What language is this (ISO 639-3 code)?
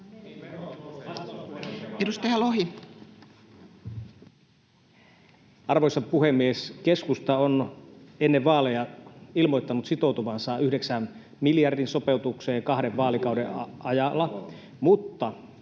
fin